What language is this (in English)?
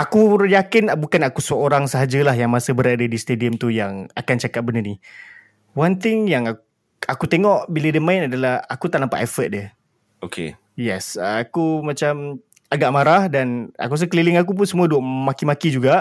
Malay